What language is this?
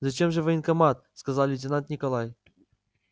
Russian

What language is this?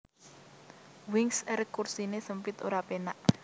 Javanese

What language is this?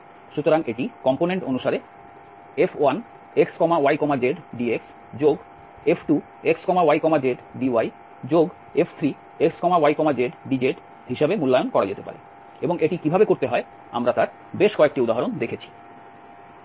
Bangla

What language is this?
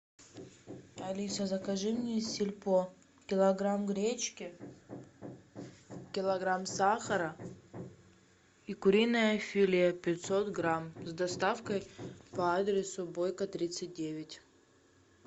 Russian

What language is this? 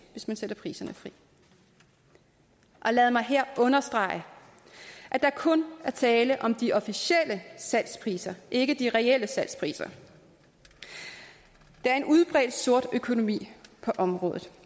Danish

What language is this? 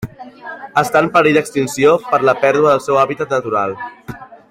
Catalan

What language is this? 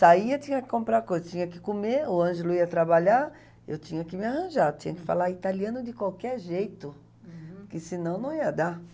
Portuguese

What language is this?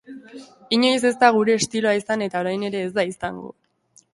Basque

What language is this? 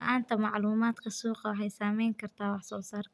Somali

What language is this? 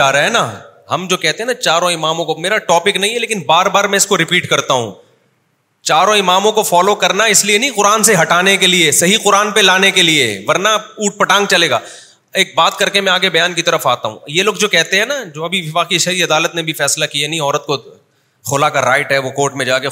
Urdu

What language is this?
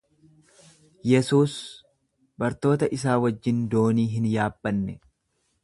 Oromo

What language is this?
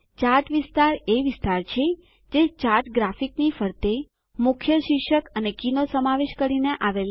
Gujarati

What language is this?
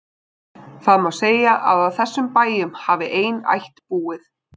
Icelandic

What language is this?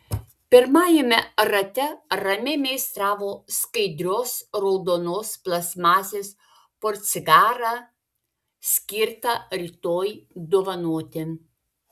Lithuanian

